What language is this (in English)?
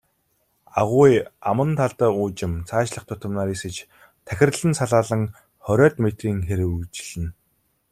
Mongolian